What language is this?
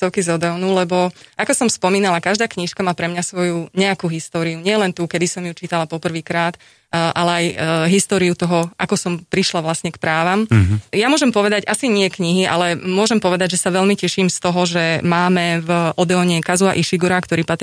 Slovak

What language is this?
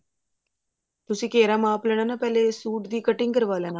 Punjabi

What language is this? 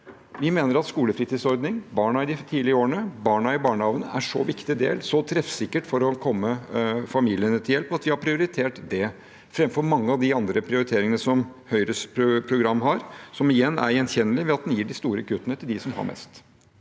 Norwegian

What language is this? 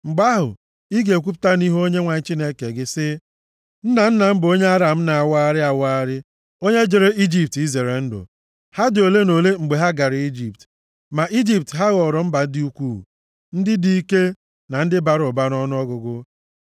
Igbo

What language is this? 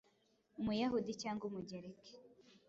Kinyarwanda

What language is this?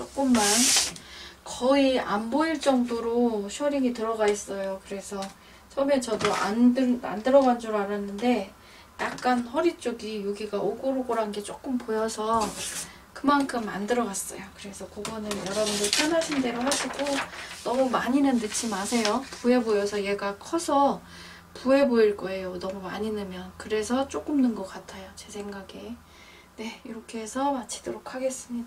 Korean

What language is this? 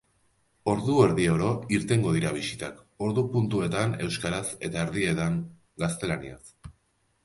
Basque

